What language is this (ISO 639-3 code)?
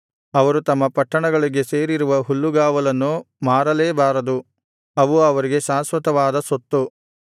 kan